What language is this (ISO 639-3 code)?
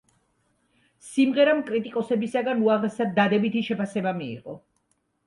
kat